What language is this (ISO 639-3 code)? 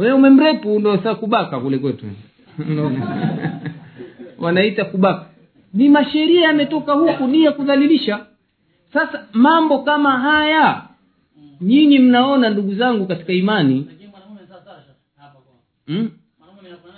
swa